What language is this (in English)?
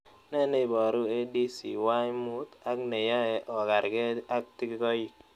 Kalenjin